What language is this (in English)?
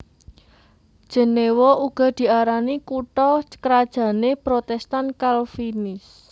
Javanese